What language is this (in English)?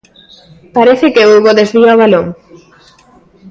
Galician